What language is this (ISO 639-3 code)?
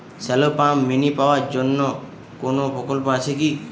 ben